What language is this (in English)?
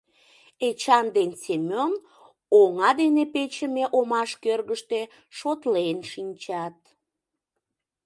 Mari